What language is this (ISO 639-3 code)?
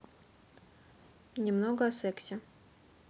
rus